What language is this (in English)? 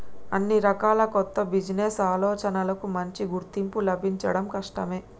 Telugu